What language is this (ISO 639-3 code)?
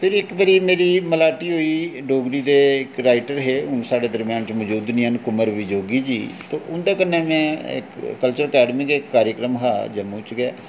doi